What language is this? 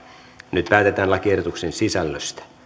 Finnish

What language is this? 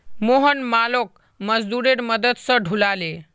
Magahi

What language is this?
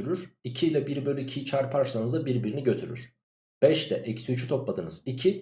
Turkish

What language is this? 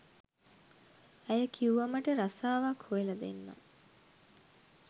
Sinhala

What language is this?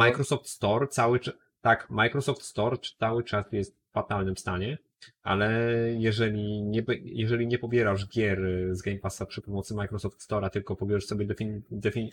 Polish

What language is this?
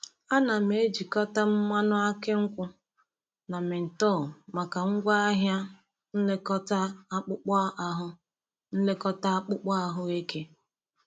Igbo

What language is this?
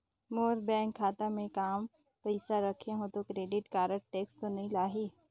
Chhattisgarhi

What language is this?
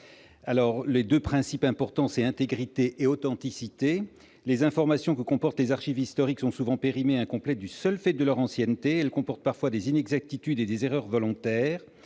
French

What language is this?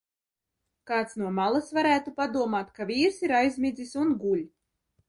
Latvian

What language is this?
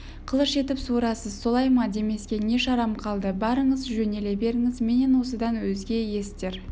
Kazakh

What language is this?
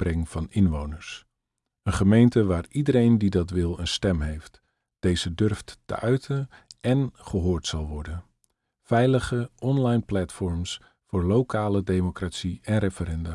Dutch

